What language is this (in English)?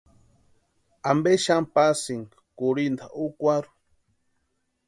Western Highland Purepecha